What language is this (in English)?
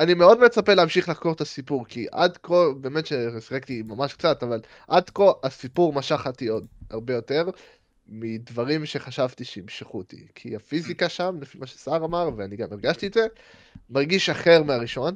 Hebrew